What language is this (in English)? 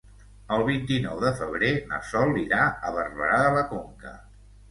Catalan